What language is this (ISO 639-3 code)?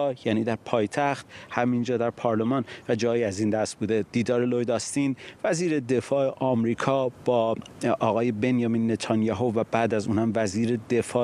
fas